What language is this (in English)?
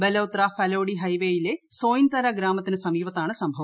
Malayalam